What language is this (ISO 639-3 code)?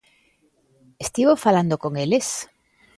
glg